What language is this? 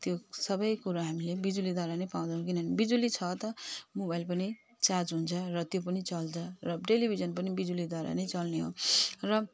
Nepali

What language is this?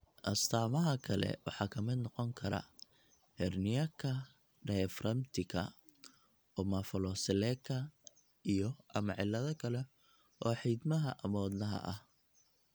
Somali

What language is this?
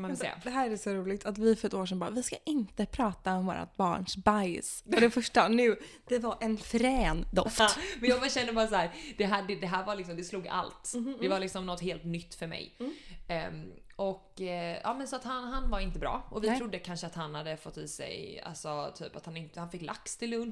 Swedish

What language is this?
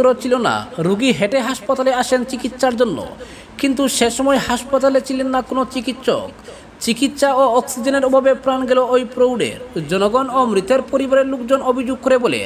Indonesian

